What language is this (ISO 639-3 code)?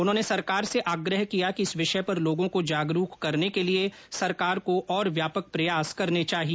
hin